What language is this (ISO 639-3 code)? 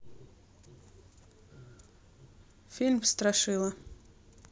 rus